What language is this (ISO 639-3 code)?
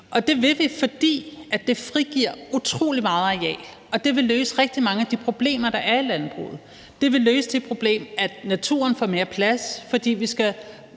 dan